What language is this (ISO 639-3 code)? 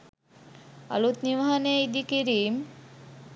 sin